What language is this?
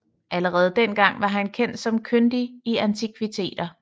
Danish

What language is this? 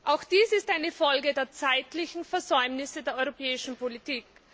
German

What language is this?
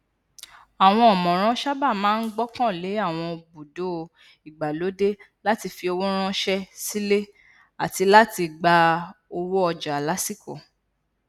Yoruba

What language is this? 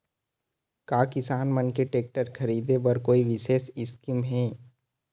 Chhattisgarhi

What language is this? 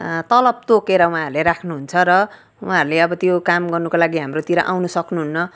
Nepali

